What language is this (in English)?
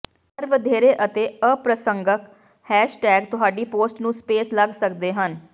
Punjabi